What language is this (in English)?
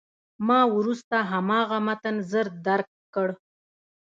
Pashto